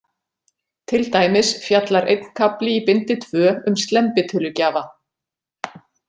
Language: Icelandic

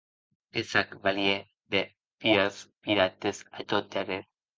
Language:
Occitan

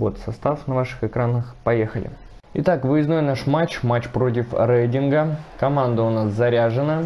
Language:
Russian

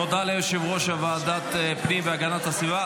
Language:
Hebrew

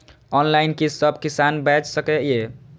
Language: Maithili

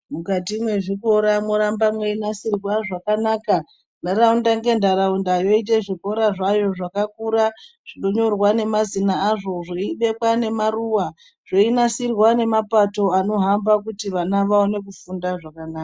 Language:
Ndau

